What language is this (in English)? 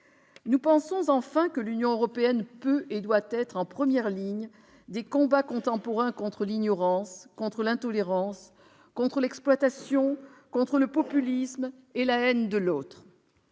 French